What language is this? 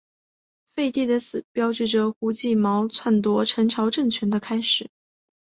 Chinese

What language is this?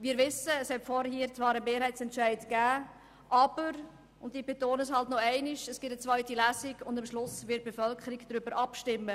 Swiss German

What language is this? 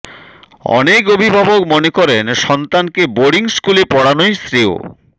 Bangla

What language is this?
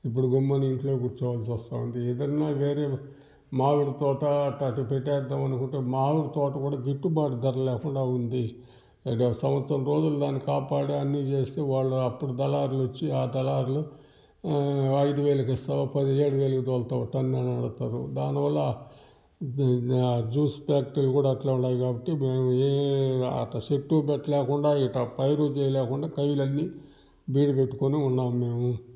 Telugu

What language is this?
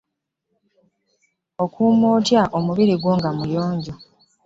Ganda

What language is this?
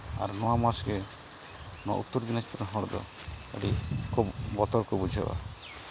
Santali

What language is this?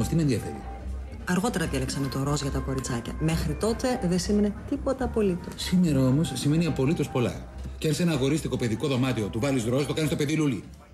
Greek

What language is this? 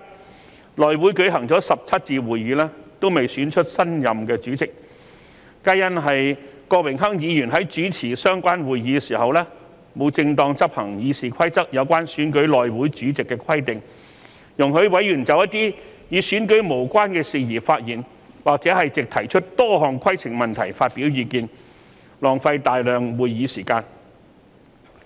Cantonese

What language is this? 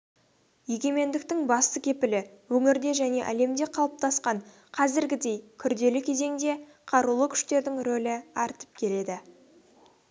Kazakh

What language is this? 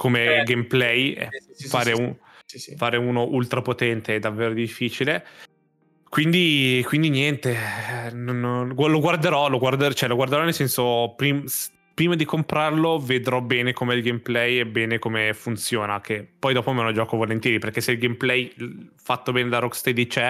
Italian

